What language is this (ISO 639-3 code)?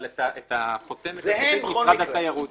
heb